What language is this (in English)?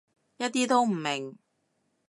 Cantonese